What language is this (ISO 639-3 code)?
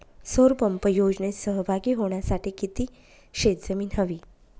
mar